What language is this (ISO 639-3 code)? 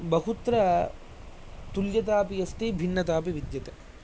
san